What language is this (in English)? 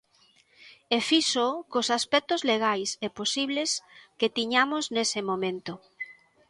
Galician